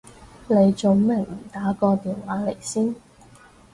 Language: Cantonese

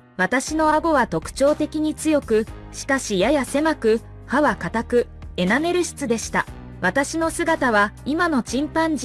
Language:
Japanese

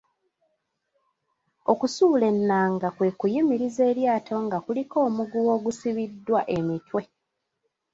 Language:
Ganda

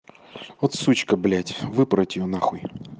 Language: Russian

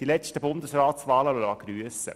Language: Swiss German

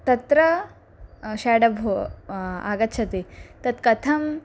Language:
Sanskrit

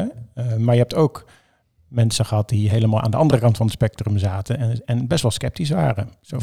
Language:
Dutch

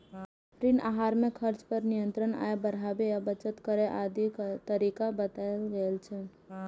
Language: Maithili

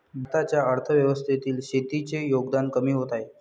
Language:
Marathi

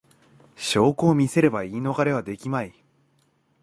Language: Japanese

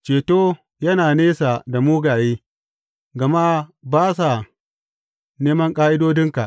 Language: Hausa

